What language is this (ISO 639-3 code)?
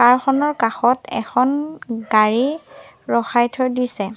asm